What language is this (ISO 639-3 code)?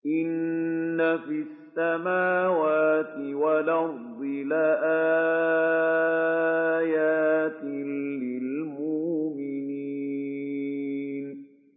ara